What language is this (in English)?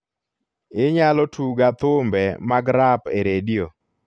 Luo (Kenya and Tanzania)